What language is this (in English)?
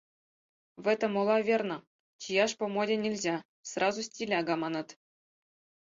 Mari